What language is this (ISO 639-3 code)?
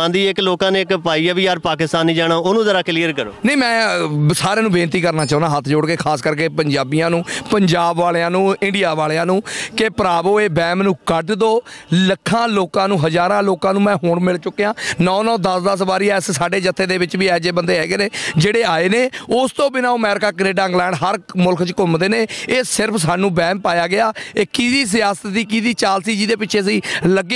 hin